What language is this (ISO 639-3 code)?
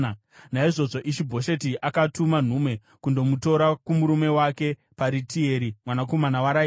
sna